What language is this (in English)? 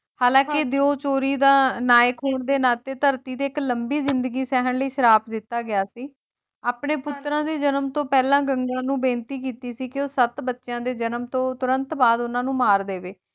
Punjabi